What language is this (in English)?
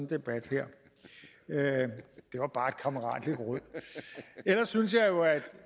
Danish